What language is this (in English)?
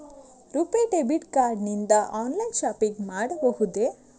Kannada